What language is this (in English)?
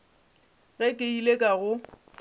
Northern Sotho